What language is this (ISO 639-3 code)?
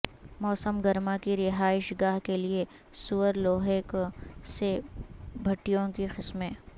urd